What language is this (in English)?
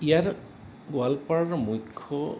Assamese